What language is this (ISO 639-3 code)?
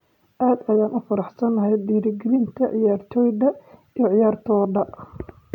som